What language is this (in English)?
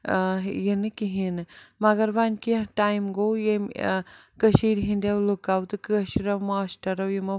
Kashmiri